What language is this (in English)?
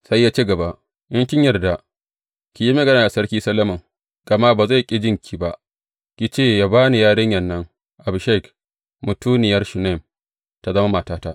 Hausa